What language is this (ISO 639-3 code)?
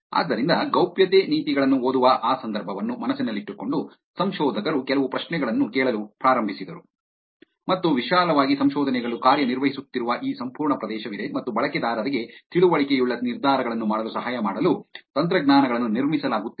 kan